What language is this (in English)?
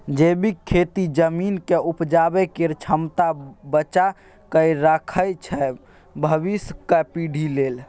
Maithili